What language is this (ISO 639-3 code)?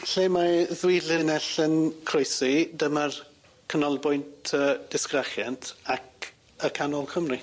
cym